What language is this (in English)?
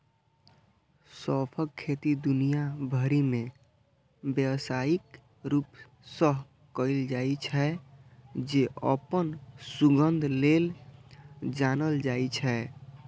Maithili